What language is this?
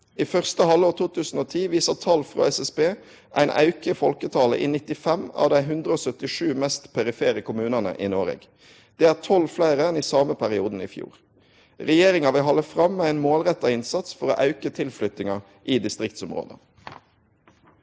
Norwegian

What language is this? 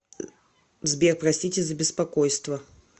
Russian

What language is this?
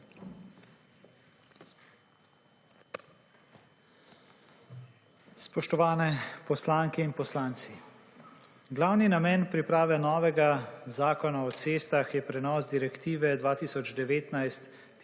Slovenian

